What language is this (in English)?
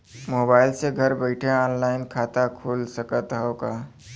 Bhojpuri